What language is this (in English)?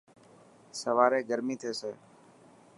Dhatki